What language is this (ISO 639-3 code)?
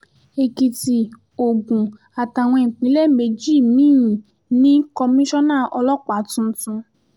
yor